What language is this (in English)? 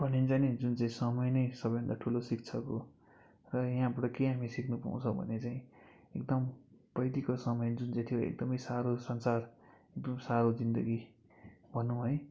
Nepali